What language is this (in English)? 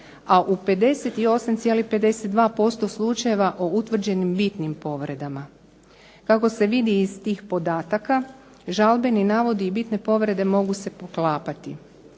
Croatian